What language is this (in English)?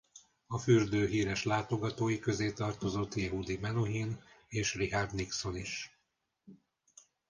Hungarian